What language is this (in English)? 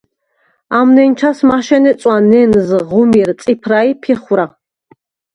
Svan